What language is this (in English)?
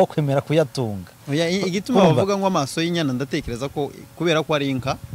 Korean